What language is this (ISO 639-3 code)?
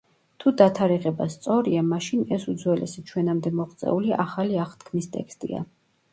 kat